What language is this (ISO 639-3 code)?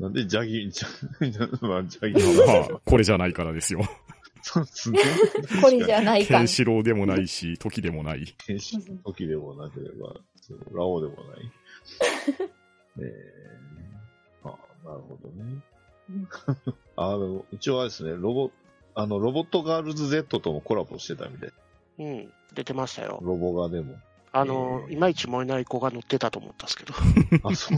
jpn